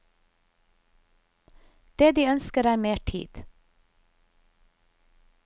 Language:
Norwegian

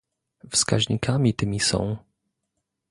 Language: Polish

